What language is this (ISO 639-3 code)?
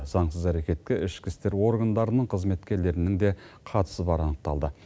kaz